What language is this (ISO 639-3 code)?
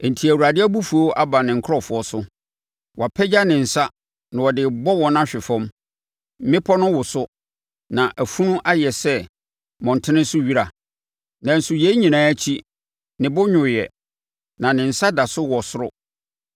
aka